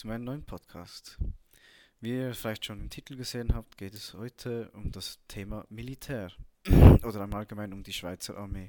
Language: German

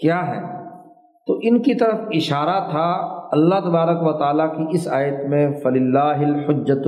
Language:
Urdu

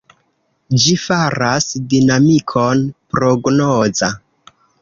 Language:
Esperanto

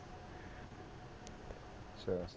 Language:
Punjabi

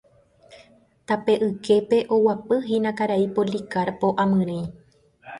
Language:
Guarani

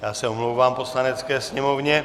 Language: Czech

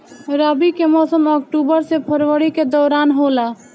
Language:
Bhojpuri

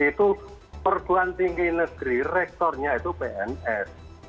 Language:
Indonesian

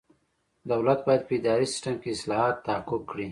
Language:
Pashto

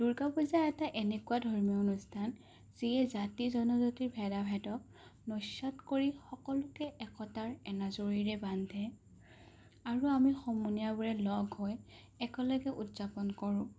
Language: Assamese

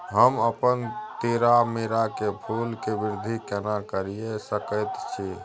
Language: Maithili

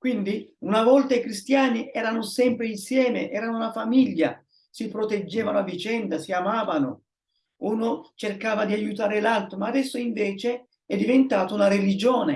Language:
Italian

